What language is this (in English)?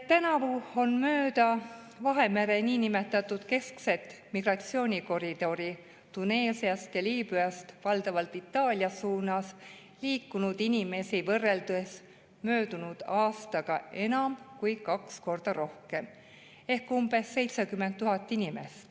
Estonian